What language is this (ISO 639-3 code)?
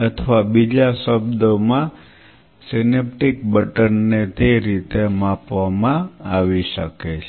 guj